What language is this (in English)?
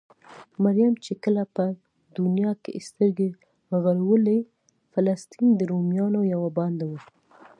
Pashto